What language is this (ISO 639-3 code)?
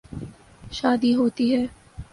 urd